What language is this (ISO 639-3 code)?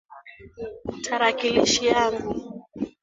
swa